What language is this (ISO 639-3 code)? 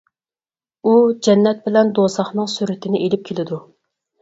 uig